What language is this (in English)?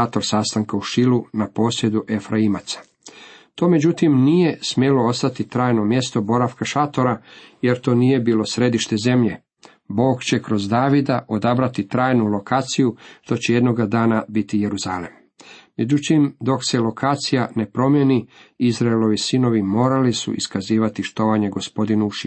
Croatian